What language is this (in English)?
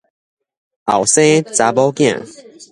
Min Nan Chinese